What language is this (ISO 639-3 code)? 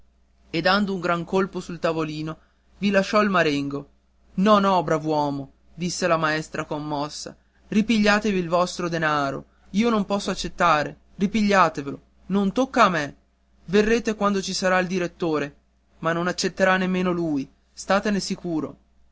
ita